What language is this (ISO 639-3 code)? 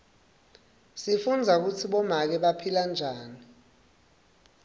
ssw